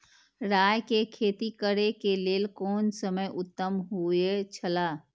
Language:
Maithili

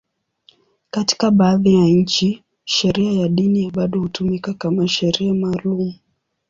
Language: Swahili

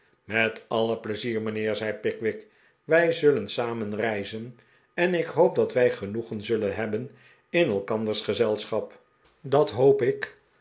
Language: Dutch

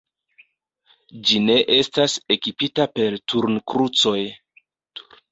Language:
Esperanto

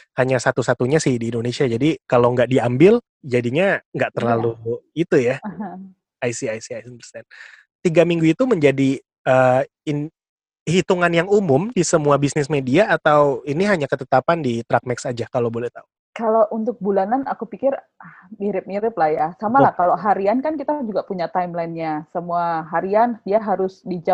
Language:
Indonesian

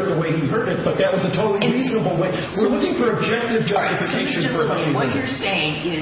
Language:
English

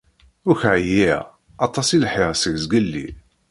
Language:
Kabyle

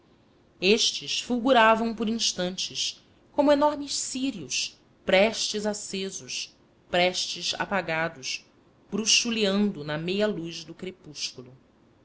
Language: Portuguese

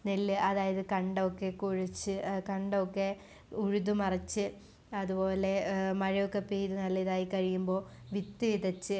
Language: Malayalam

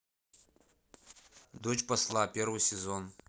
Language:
Russian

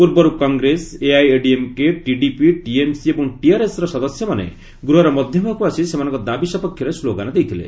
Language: Odia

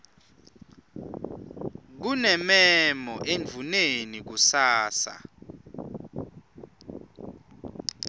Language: Swati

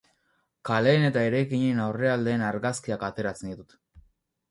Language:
Basque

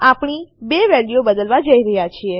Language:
Gujarati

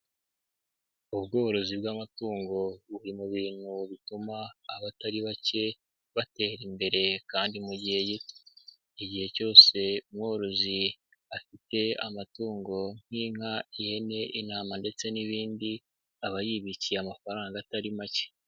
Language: Kinyarwanda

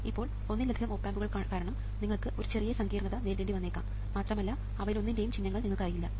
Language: Malayalam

